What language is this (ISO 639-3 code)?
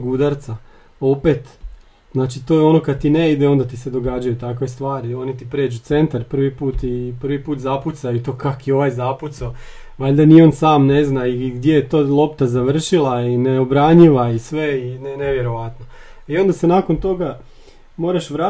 hrv